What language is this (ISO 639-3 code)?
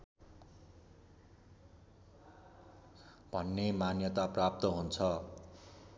nep